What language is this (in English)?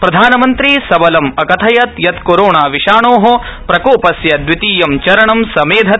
Sanskrit